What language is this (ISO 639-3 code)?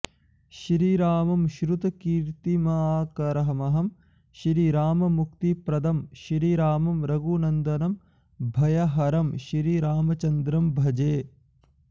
san